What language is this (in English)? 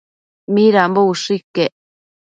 Matsés